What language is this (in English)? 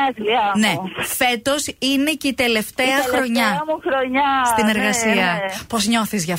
Greek